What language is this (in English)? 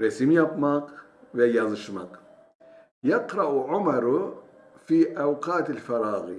Turkish